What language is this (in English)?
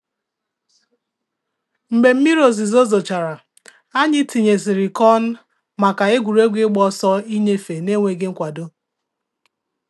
Igbo